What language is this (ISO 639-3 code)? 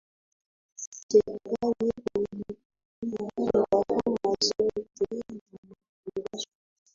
swa